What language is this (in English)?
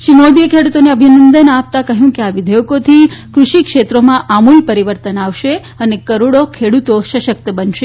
Gujarati